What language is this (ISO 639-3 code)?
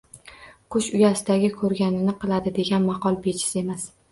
uzb